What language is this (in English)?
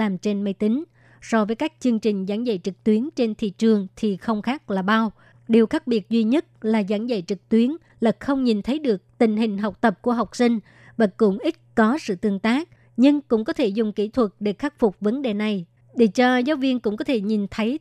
Vietnamese